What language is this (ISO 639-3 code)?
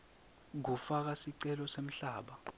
ssw